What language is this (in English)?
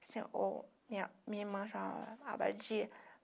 Portuguese